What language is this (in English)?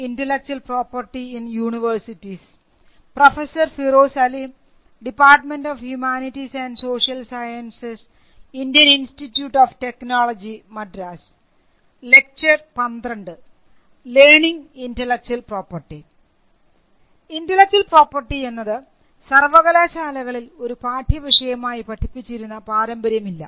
Malayalam